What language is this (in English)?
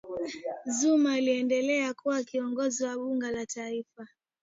Swahili